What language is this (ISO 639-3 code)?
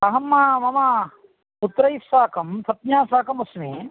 san